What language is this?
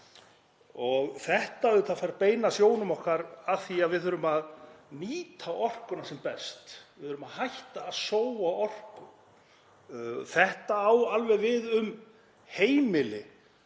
Icelandic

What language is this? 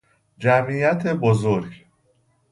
Persian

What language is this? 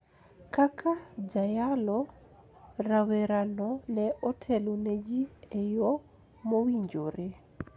Luo (Kenya and Tanzania)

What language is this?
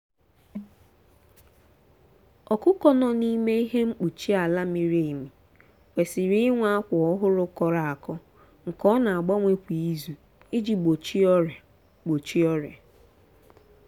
Igbo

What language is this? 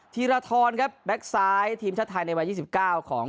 Thai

